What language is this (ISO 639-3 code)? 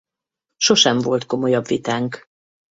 hun